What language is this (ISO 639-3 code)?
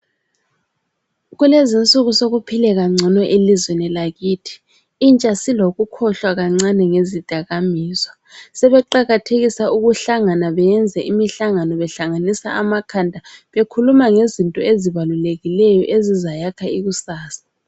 nde